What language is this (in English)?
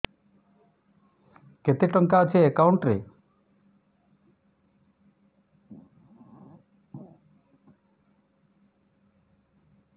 Odia